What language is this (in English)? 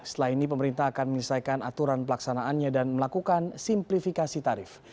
Indonesian